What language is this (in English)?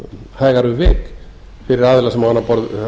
Icelandic